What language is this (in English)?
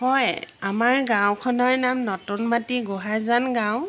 Assamese